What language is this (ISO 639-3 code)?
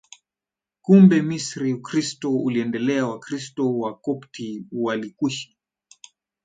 swa